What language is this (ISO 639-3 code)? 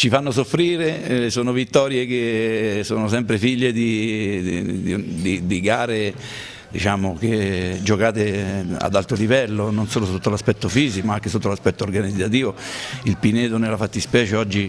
ita